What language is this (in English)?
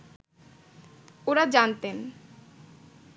Bangla